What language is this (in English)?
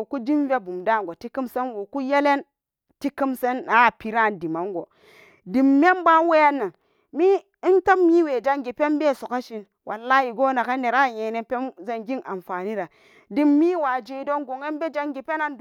Samba Daka